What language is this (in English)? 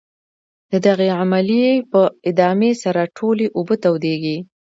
Pashto